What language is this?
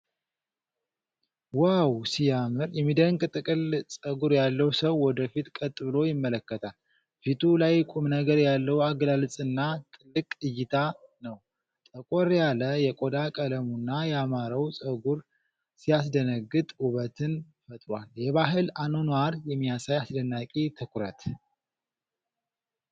Amharic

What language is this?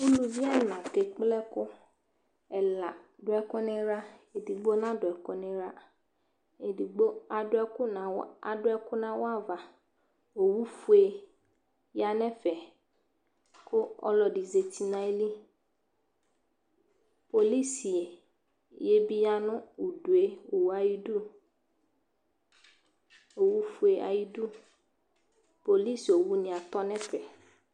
Ikposo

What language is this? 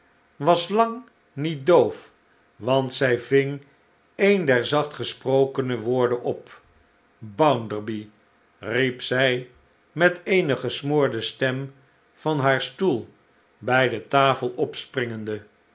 Dutch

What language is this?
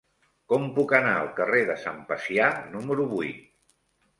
Catalan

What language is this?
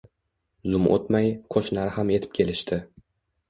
Uzbek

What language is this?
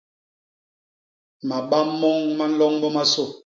Basaa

